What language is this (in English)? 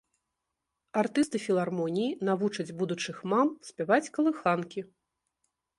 Belarusian